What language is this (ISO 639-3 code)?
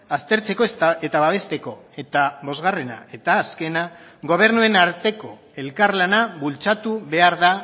eus